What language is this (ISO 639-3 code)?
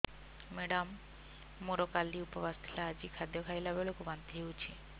ori